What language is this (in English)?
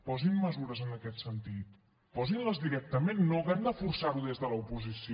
Catalan